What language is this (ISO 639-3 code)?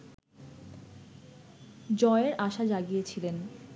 ben